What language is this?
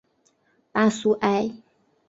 Chinese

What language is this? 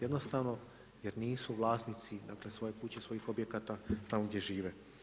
Croatian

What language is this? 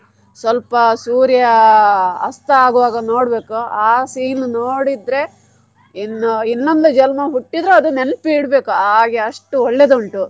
Kannada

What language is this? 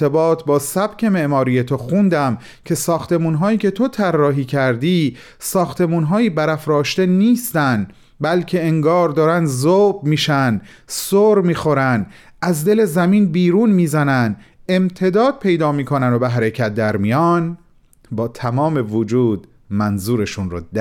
Persian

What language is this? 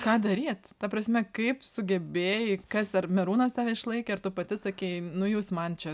Lithuanian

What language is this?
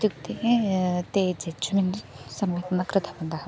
Sanskrit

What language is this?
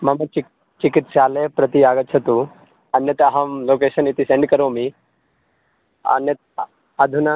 Sanskrit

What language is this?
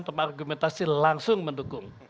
Indonesian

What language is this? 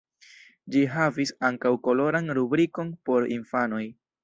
Esperanto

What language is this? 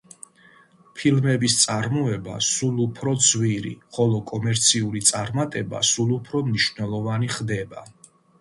Georgian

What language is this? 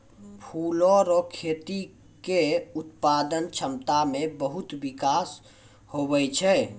Maithili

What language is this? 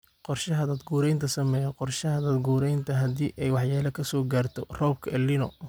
Somali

